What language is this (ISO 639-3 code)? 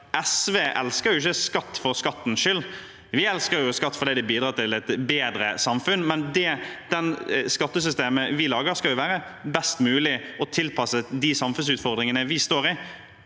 nor